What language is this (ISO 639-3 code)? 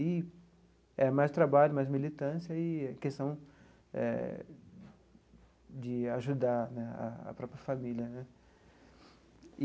por